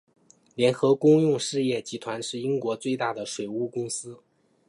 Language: Chinese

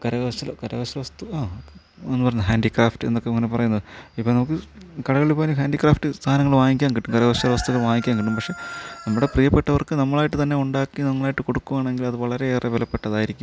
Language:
Malayalam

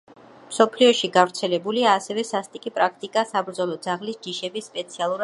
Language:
Georgian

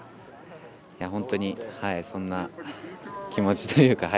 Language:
Japanese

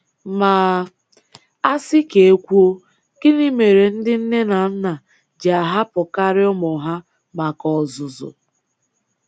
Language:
Igbo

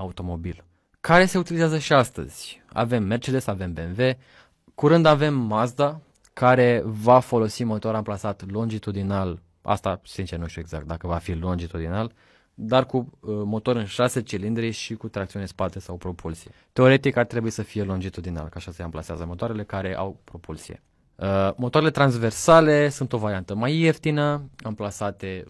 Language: Romanian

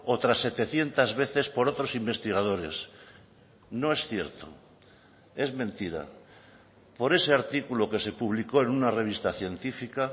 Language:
Spanish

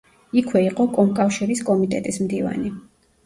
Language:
Georgian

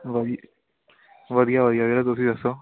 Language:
Punjabi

